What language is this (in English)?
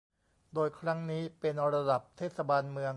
Thai